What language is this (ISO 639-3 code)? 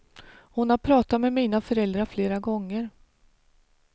swe